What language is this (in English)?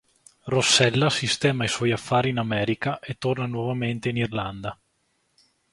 Italian